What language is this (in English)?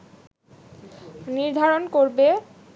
Bangla